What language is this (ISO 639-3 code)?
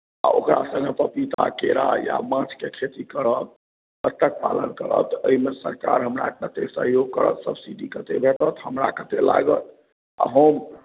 mai